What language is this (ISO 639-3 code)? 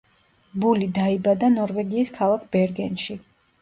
kat